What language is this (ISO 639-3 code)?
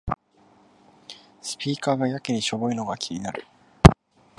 jpn